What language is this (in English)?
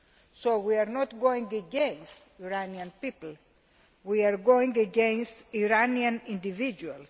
English